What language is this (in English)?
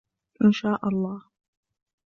Arabic